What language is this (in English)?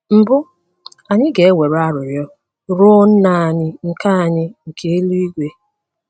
Igbo